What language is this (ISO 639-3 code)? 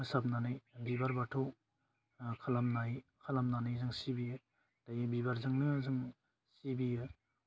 brx